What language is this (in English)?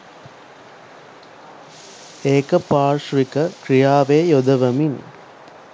Sinhala